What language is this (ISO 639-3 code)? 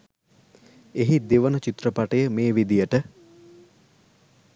sin